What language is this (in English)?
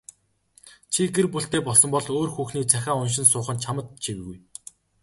Mongolian